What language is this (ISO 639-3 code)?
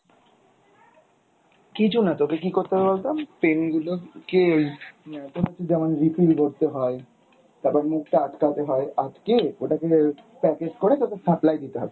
ben